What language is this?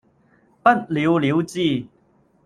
Cantonese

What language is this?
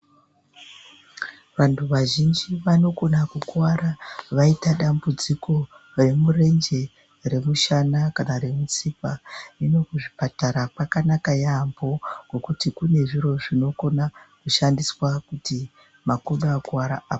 Ndau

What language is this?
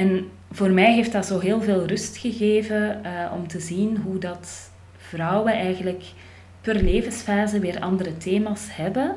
Dutch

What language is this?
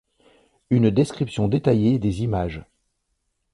French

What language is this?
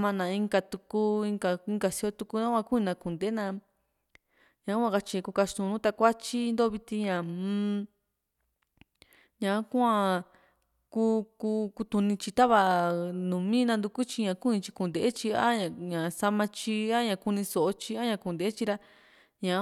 Juxtlahuaca Mixtec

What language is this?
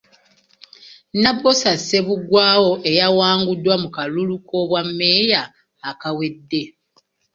Ganda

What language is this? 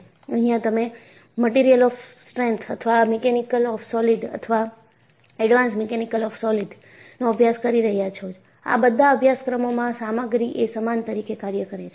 Gujarati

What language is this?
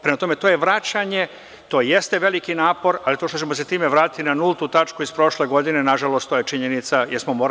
Serbian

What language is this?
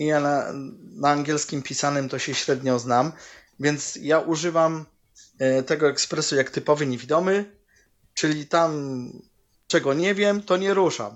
Polish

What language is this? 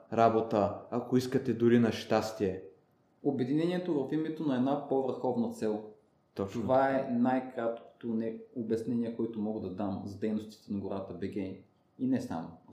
Bulgarian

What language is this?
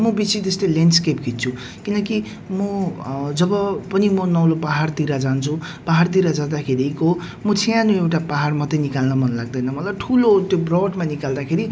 Nepali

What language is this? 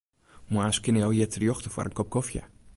Western Frisian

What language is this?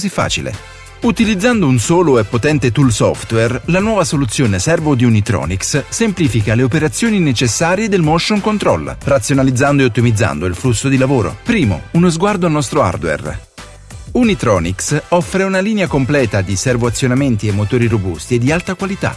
Italian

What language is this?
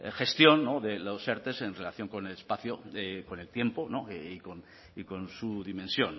Spanish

